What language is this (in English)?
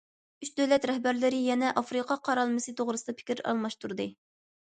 Uyghur